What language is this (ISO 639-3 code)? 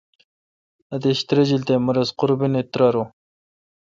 xka